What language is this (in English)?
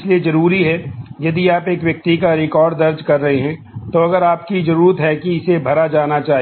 Hindi